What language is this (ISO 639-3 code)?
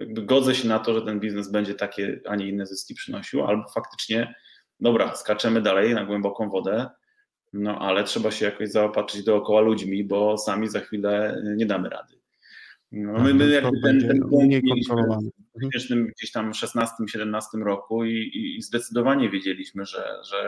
pol